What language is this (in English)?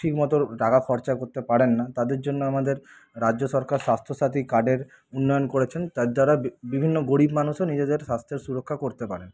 Bangla